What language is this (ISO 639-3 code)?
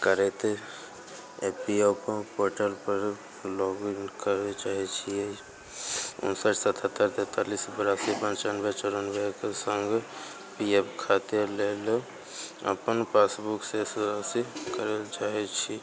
mai